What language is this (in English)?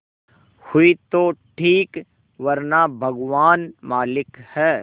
Hindi